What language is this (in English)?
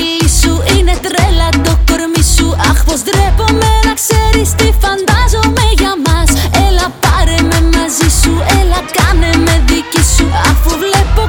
Greek